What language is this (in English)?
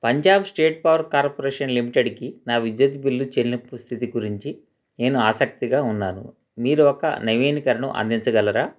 Telugu